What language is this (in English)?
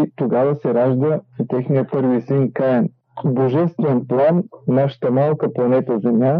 Bulgarian